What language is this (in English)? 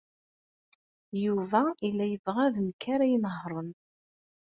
Kabyle